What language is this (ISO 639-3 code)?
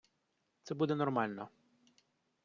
ukr